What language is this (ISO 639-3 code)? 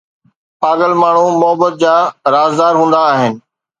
snd